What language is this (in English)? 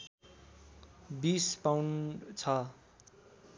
Nepali